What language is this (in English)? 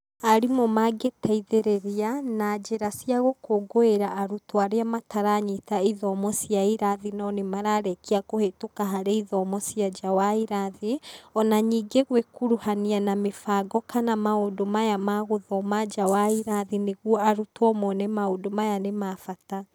Kikuyu